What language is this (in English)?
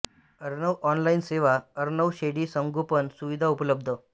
Marathi